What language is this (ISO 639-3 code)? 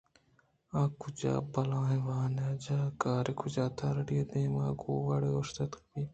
bgp